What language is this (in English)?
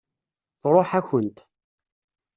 Kabyle